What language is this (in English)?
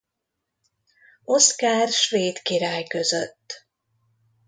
Hungarian